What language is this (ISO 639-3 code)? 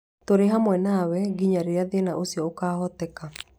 kik